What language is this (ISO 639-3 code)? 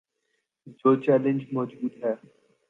urd